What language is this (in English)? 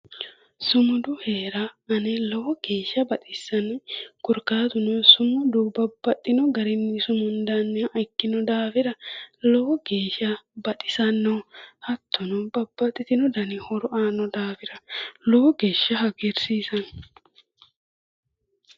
Sidamo